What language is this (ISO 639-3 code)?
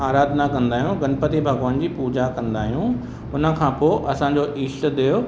snd